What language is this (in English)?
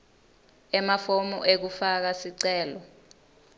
Swati